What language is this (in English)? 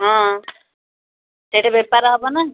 Odia